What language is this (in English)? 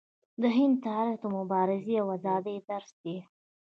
Pashto